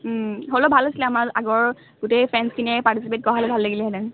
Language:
Assamese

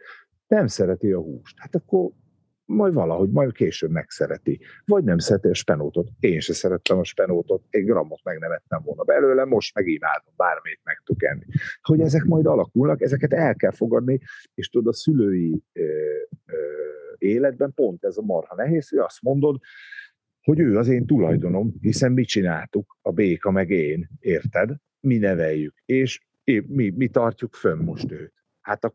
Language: Hungarian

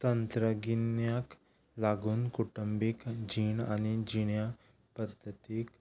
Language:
Konkani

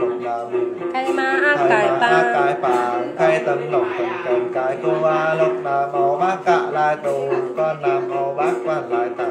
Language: Thai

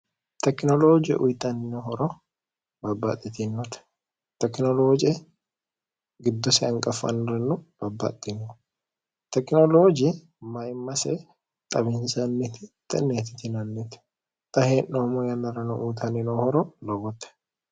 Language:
Sidamo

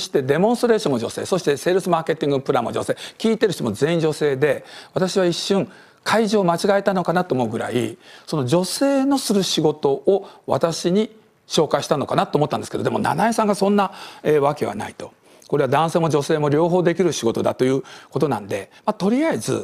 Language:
Japanese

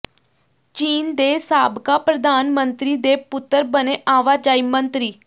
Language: Punjabi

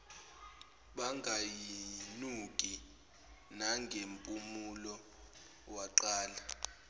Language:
Zulu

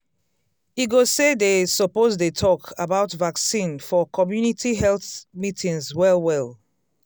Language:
Nigerian Pidgin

